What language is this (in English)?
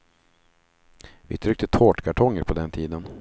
Swedish